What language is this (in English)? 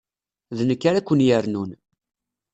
Kabyle